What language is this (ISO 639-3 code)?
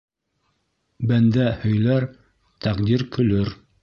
bak